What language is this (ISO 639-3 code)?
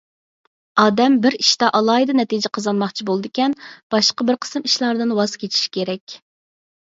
uig